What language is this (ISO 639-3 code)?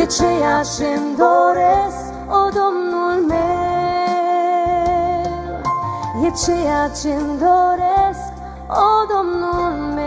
ron